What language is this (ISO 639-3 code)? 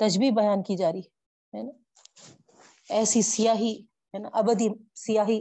urd